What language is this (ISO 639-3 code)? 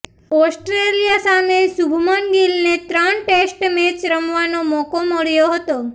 guj